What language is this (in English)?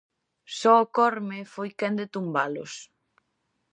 Galician